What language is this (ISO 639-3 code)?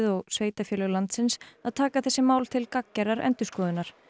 isl